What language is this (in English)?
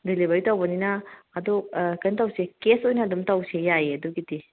Manipuri